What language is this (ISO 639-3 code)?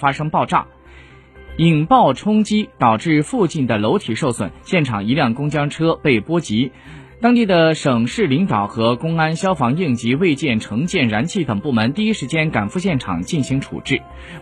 zho